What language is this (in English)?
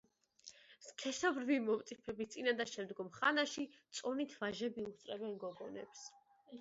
Georgian